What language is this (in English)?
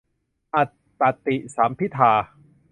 Thai